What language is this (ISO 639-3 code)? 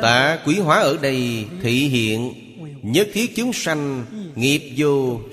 vie